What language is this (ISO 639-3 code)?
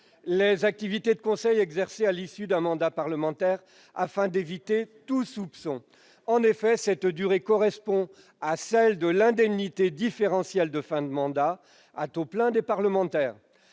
fra